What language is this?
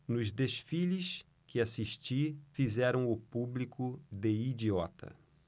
Portuguese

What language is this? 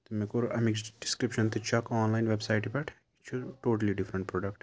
Kashmiri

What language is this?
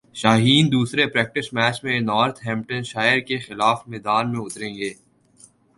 Urdu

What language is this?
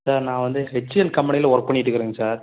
Tamil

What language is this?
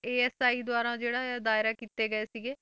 Punjabi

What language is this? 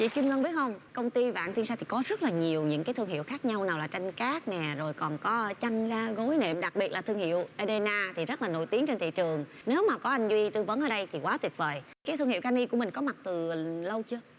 Vietnamese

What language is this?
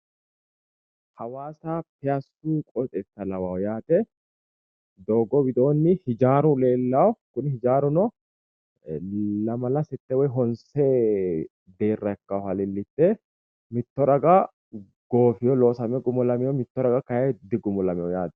Sidamo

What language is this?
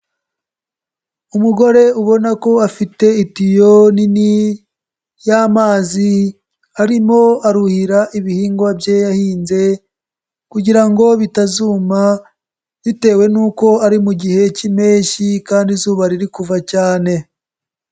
Kinyarwanda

